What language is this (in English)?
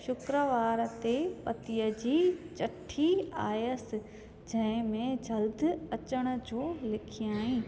Sindhi